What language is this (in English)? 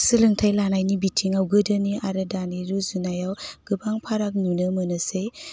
Bodo